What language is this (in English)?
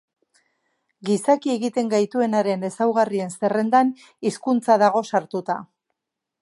Basque